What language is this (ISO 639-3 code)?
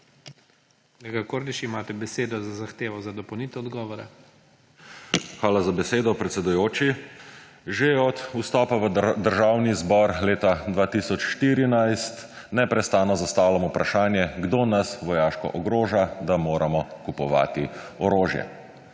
slv